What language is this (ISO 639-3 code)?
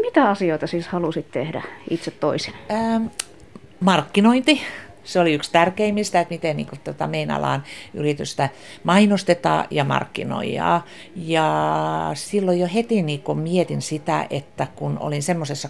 fin